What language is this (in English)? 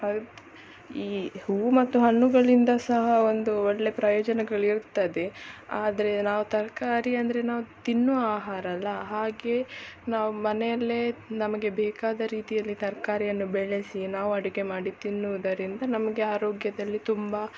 Kannada